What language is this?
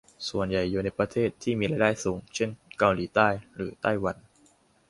Thai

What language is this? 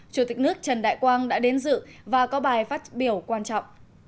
Vietnamese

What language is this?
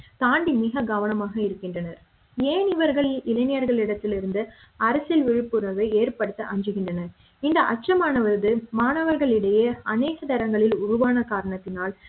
Tamil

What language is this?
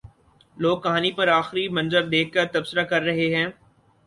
Urdu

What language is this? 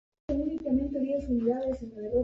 Spanish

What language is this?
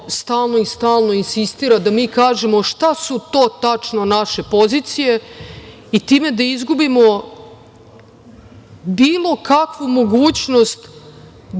Serbian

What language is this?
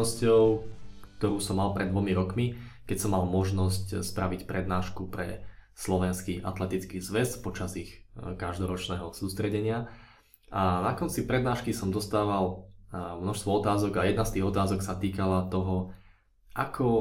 Slovak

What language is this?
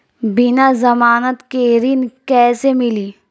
Bhojpuri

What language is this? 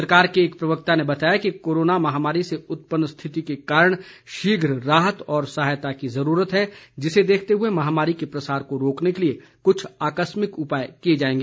Hindi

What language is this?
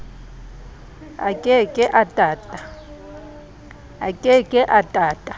Southern Sotho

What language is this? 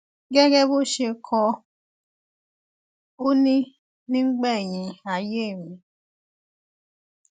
Yoruba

